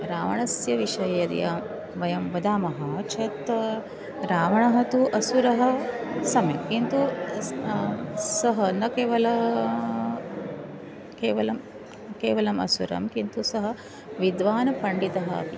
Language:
Sanskrit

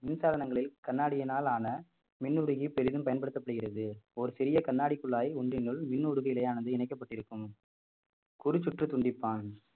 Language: Tamil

